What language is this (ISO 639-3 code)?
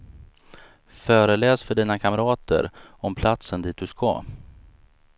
swe